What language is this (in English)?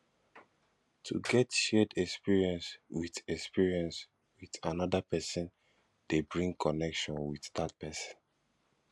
Nigerian Pidgin